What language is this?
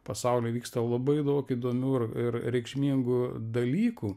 Lithuanian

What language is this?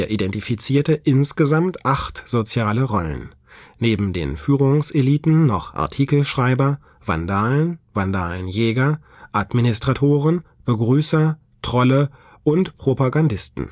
German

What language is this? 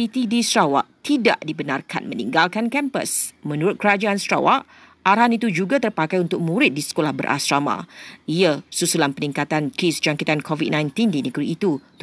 Malay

